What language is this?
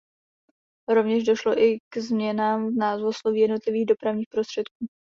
Czech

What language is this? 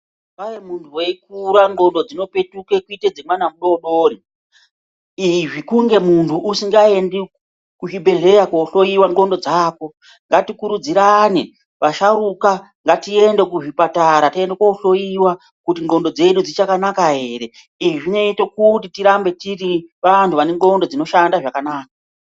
Ndau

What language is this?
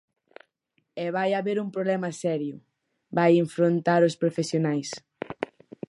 Galician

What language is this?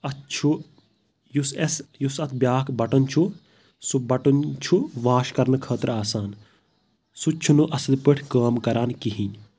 Kashmiri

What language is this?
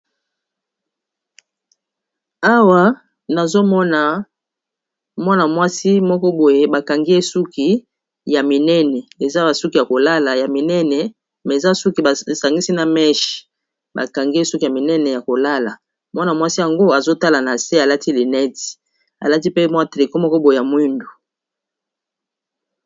Lingala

